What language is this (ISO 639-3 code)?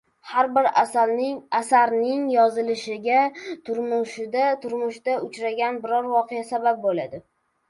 uzb